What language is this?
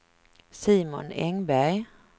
Swedish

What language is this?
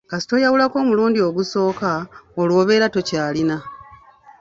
Ganda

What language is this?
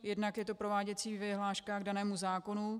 Czech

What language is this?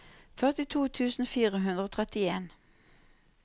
Norwegian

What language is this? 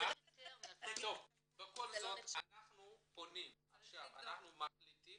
Hebrew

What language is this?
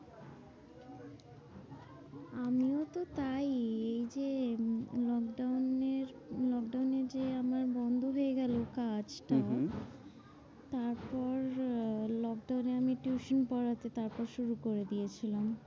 Bangla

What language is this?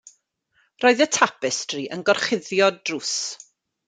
Welsh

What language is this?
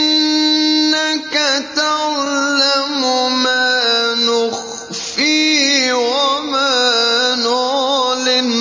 Arabic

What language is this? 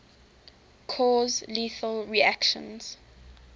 English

